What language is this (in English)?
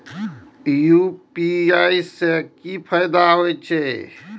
Maithili